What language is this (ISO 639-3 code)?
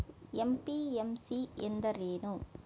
kan